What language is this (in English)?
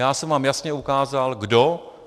Czech